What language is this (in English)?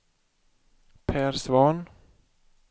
Swedish